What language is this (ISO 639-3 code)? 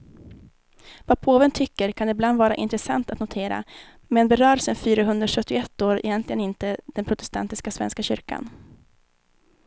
swe